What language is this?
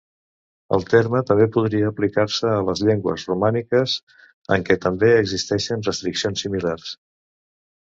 Catalan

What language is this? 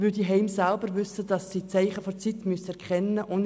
Swiss German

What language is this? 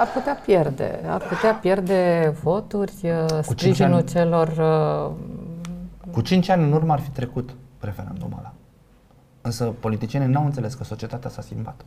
Romanian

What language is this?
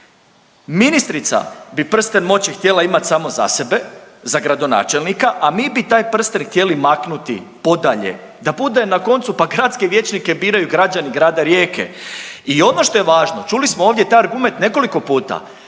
Croatian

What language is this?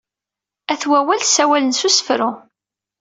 Kabyle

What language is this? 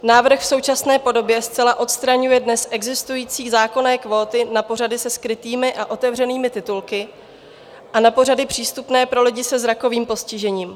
Czech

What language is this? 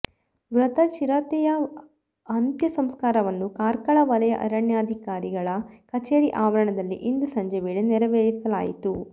Kannada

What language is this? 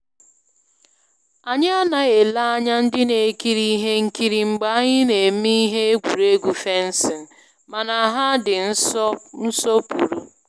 Igbo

